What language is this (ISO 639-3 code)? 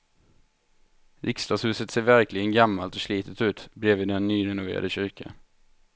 swe